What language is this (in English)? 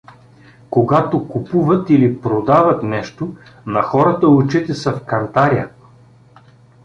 Bulgarian